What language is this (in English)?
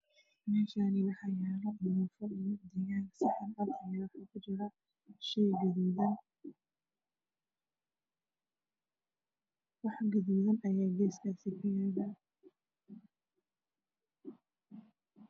Somali